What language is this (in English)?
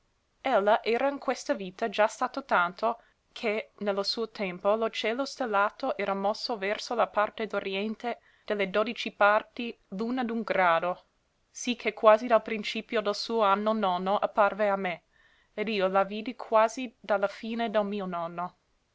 Italian